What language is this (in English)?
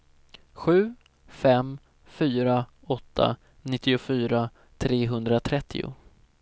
Swedish